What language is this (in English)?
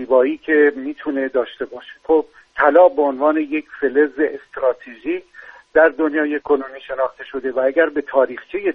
Persian